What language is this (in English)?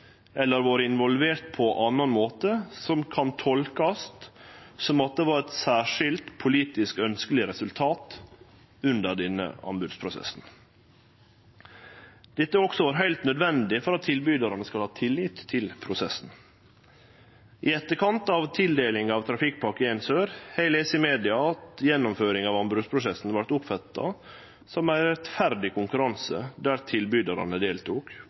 Norwegian Nynorsk